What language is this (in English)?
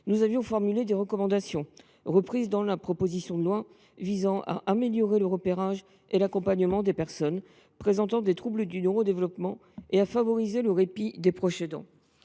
French